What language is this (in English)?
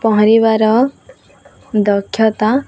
Odia